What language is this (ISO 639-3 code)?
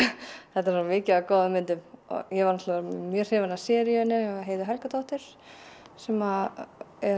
isl